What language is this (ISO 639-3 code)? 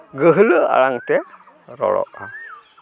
sat